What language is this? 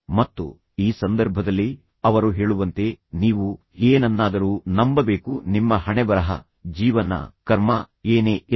Kannada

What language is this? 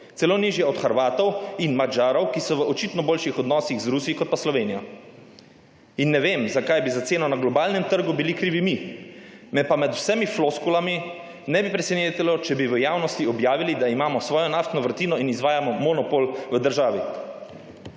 Slovenian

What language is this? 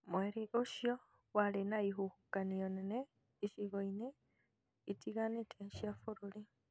Kikuyu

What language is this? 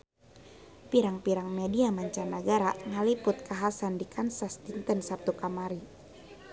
Sundanese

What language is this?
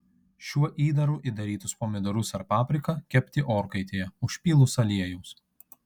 Lithuanian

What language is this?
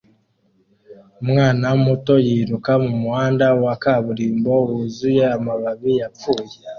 Kinyarwanda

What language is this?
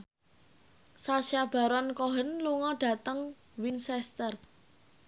Javanese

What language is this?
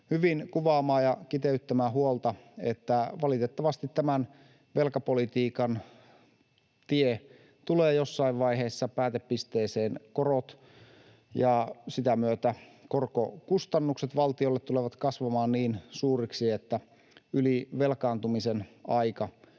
Finnish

